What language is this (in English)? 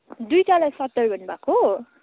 Nepali